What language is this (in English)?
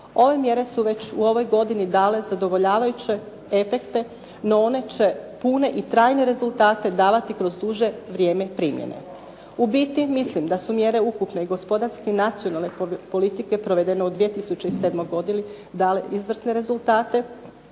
Croatian